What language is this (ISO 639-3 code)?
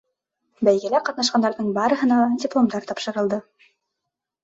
bak